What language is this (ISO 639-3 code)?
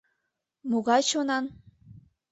chm